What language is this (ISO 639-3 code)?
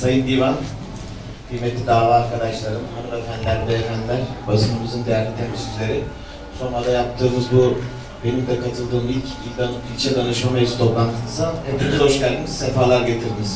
tur